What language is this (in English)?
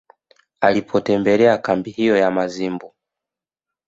Swahili